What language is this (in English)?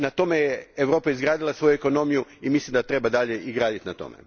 Croatian